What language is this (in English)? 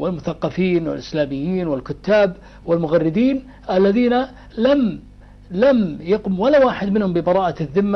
Arabic